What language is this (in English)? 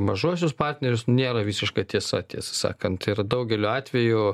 Lithuanian